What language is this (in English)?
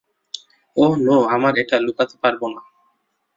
Bangla